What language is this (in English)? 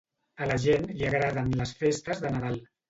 Catalan